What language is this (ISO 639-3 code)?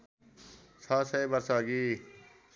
nep